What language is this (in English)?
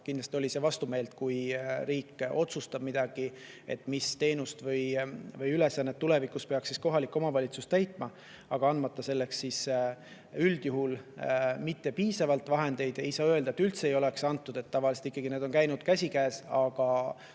Estonian